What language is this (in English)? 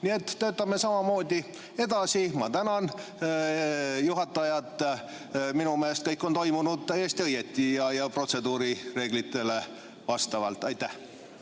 Estonian